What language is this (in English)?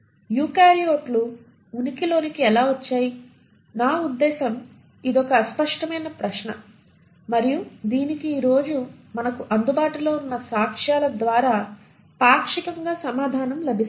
Telugu